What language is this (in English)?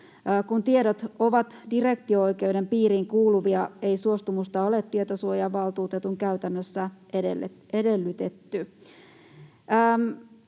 Finnish